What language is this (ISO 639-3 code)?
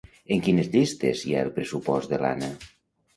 cat